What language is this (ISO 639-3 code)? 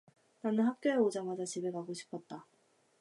kor